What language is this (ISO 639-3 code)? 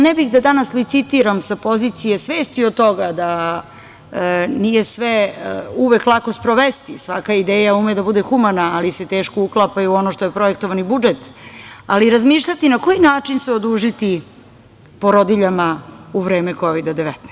srp